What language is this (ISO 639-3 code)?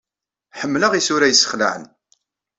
kab